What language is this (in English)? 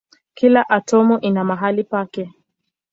Swahili